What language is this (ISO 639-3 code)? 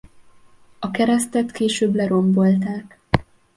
hun